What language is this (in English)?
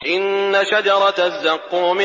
Arabic